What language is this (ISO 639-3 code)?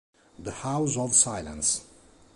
ita